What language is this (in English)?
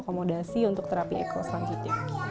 Indonesian